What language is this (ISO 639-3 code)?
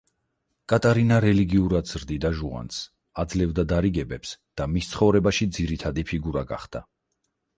kat